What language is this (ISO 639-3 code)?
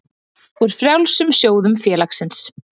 isl